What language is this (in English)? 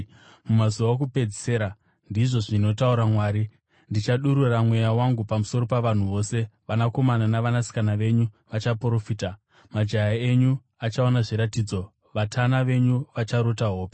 Shona